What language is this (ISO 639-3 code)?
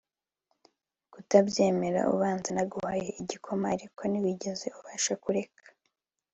kin